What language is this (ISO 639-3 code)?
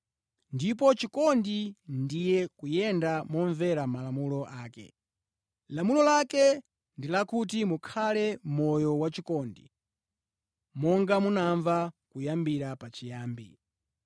nya